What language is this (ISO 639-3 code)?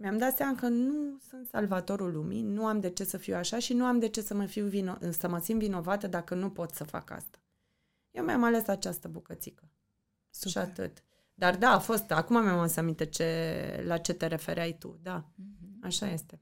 ron